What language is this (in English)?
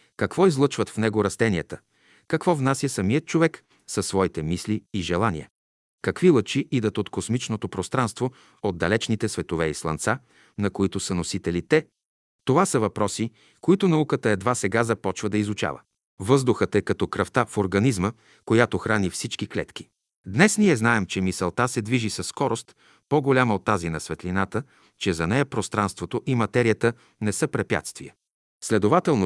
Bulgarian